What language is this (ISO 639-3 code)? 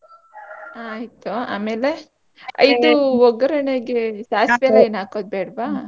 kan